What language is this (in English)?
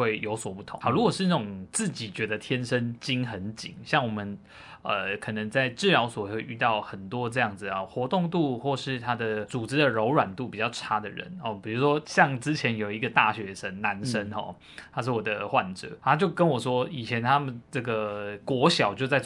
Chinese